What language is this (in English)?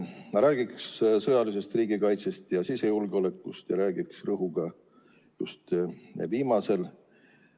Estonian